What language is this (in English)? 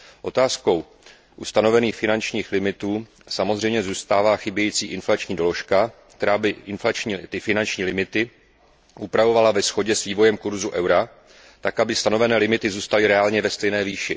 Czech